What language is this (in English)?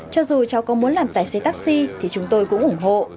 Vietnamese